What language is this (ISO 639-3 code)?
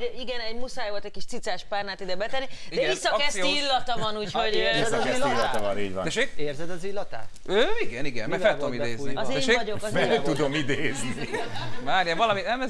hun